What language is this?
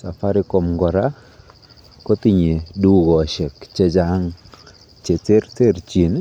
Kalenjin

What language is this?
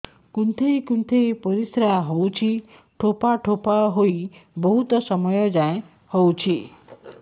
Odia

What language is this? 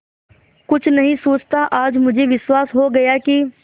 Hindi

